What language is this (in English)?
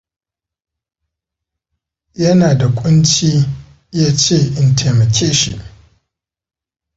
Hausa